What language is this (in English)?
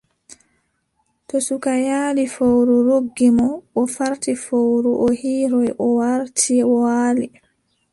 Adamawa Fulfulde